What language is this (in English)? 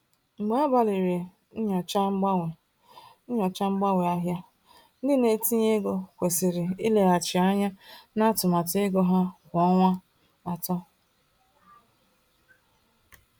Igbo